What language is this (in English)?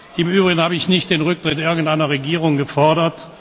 German